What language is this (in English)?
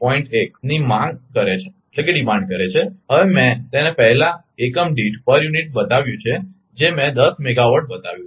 Gujarati